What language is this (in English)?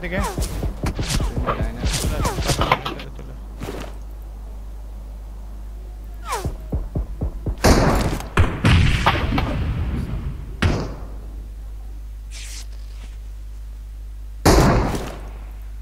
Spanish